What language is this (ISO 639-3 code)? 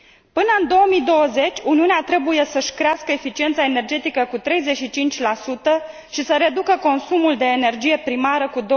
ron